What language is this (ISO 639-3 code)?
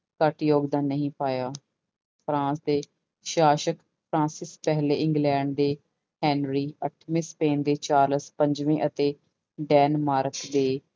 pan